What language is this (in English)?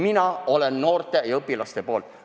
Estonian